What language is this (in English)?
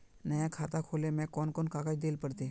Magahi